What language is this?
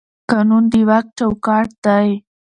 Pashto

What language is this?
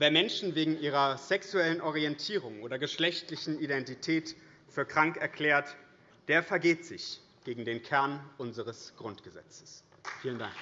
German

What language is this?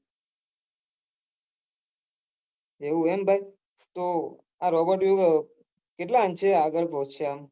Gujarati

